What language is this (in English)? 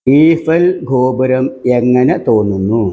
Malayalam